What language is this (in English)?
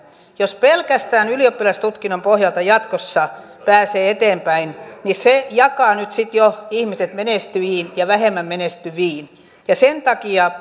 Finnish